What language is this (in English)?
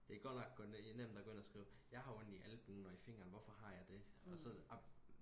Danish